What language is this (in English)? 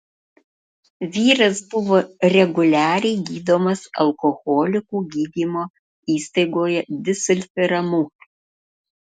Lithuanian